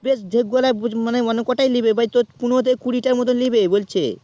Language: Bangla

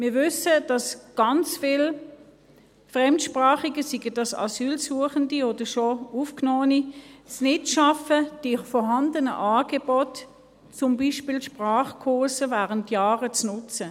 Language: Swiss German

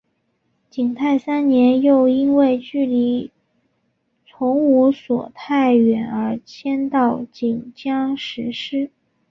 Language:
Chinese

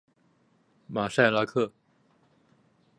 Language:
Chinese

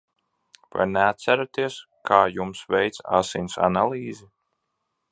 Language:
Latvian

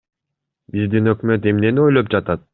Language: Kyrgyz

